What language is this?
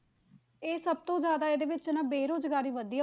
Punjabi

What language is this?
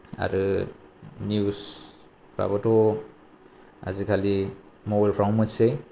Bodo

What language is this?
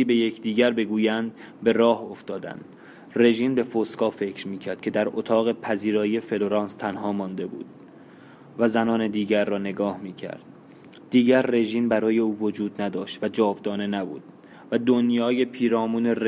Persian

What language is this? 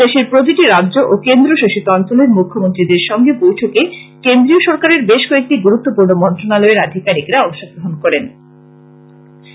Bangla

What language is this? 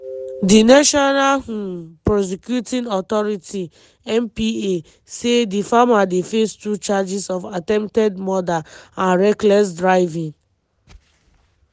Nigerian Pidgin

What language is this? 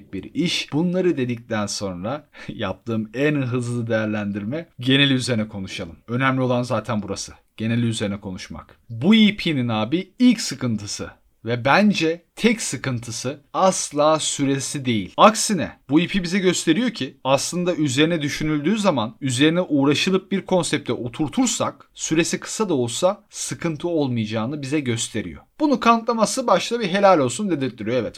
Turkish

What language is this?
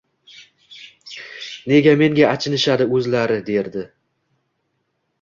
Uzbek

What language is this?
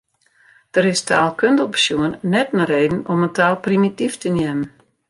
Western Frisian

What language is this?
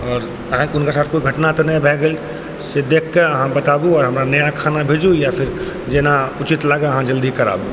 Maithili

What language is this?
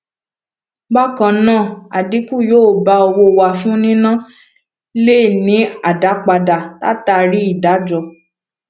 Yoruba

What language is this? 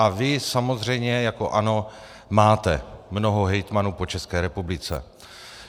Czech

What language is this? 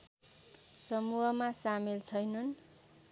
Nepali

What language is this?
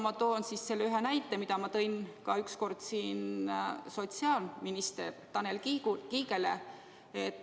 Estonian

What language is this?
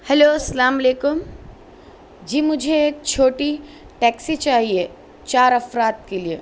Urdu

